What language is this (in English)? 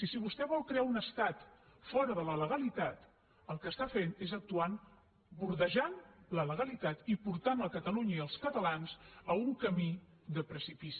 Catalan